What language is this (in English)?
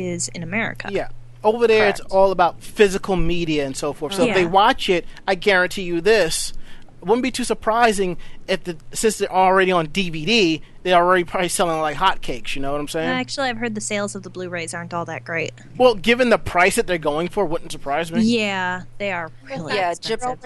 English